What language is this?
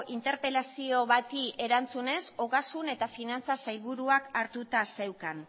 Basque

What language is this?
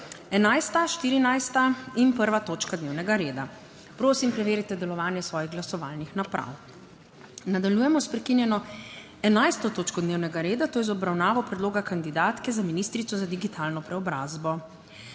Slovenian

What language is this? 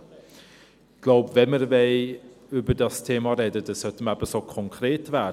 Swiss German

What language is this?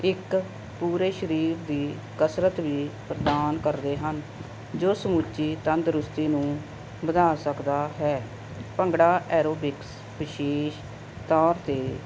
Punjabi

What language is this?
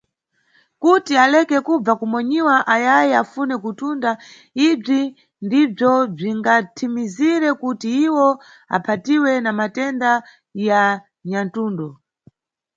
Nyungwe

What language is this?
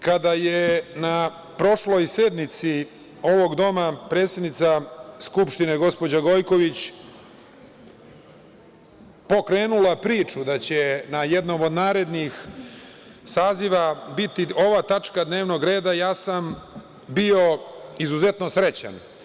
Serbian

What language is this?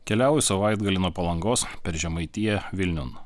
Lithuanian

